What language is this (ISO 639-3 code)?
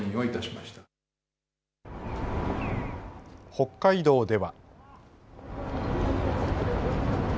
jpn